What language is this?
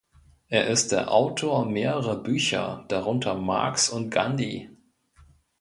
German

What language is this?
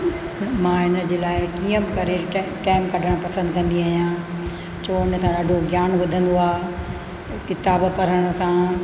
Sindhi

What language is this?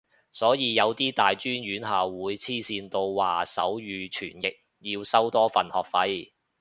Cantonese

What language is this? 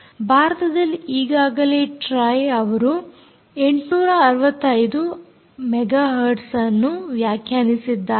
Kannada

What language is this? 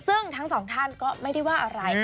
Thai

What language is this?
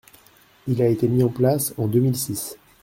French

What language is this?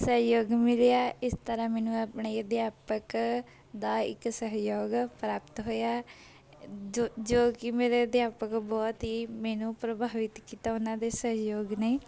Punjabi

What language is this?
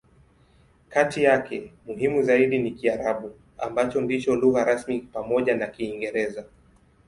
Swahili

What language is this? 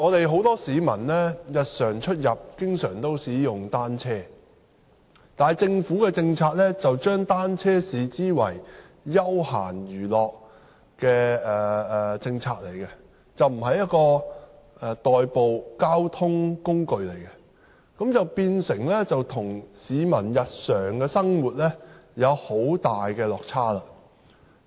Cantonese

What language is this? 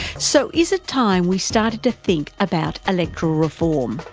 English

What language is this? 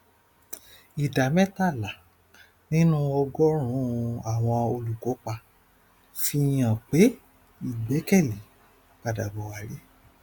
Yoruba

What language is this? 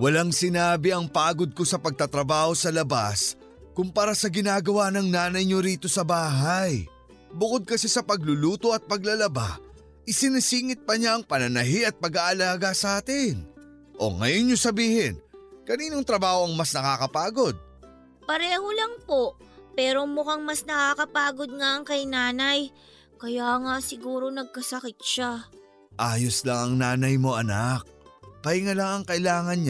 Filipino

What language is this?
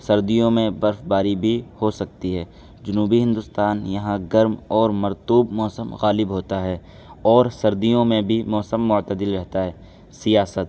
Urdu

